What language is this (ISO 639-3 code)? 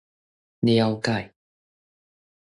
nan